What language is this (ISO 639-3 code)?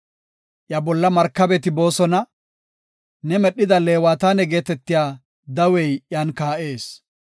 gof